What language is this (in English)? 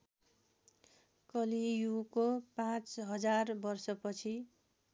Nepali